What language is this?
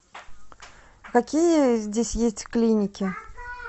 Russian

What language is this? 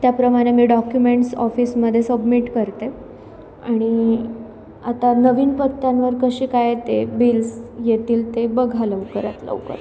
Marathi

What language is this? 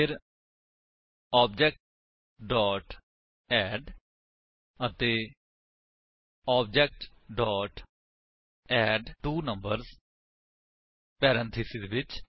Punjabi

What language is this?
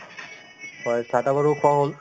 Assamese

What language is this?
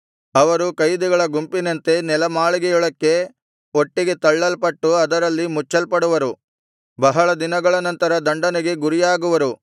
Kannada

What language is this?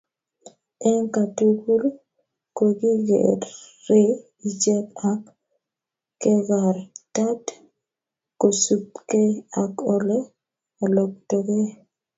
Kalenjin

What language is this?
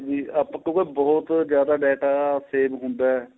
Punjabi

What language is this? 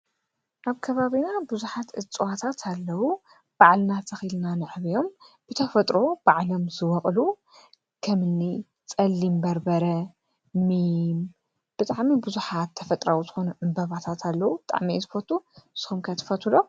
Tigrinya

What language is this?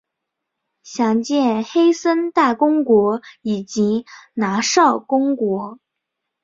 Chinese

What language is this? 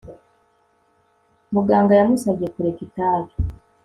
Kinyarwanda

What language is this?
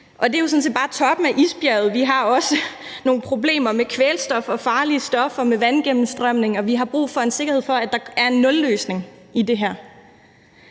Danish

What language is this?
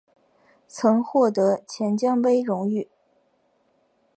Chinese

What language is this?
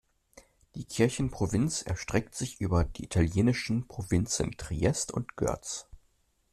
German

